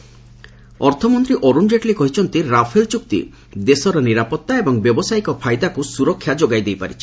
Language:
Odia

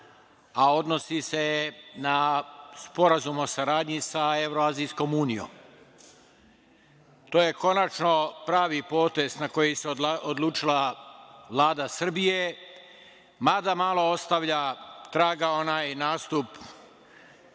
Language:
Serbian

